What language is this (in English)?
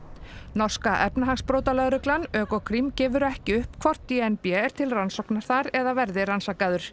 Icelandic